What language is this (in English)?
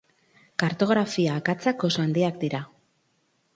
Basque